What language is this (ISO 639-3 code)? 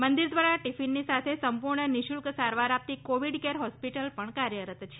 guj